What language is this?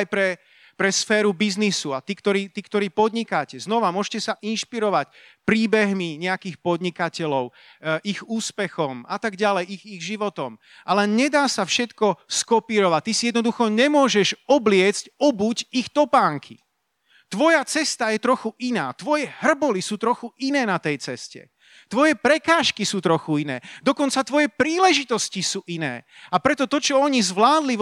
Slovak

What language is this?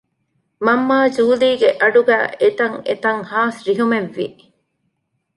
Divehi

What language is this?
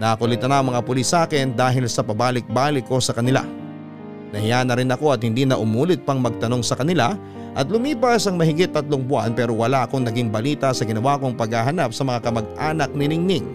Filipino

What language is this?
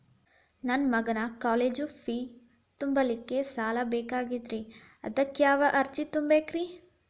Kannada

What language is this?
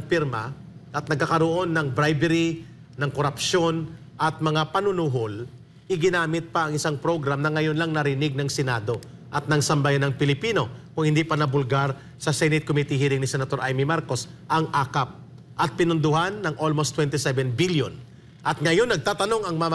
Filipino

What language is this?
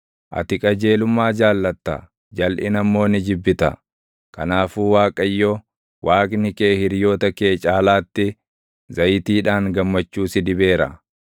Oromo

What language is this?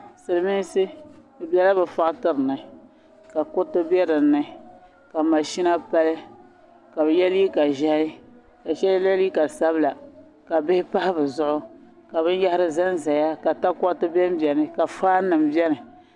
Dagbani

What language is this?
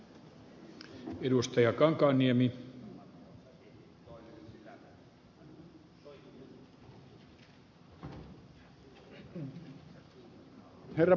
Finnish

